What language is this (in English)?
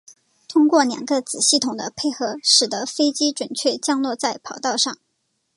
Chinese